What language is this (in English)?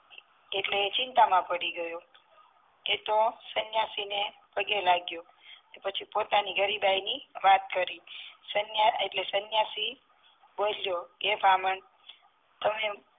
Gujarati